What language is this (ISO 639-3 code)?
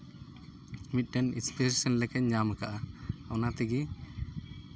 sat